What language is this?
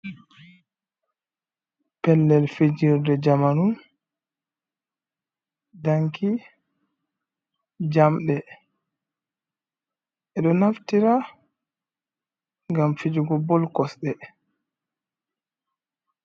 Fula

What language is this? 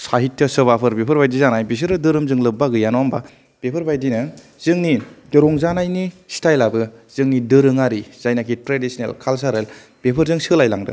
Bodo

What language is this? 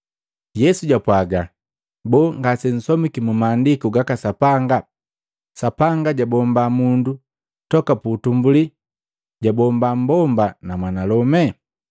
Matengo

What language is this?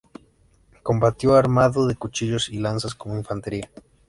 Spanish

